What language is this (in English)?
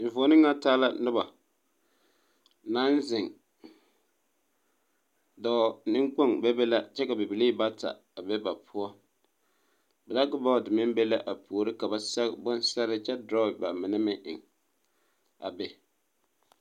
Southern Dagaare